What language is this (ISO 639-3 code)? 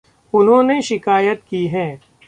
hin